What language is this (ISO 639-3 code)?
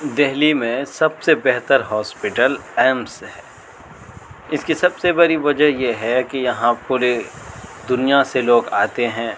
urd